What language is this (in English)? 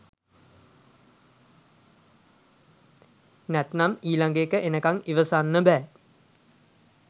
Sinhala